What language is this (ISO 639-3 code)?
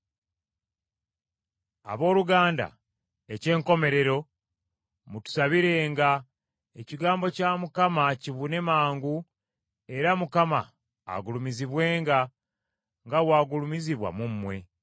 lug